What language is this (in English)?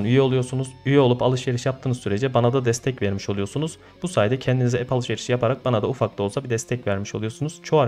Turkish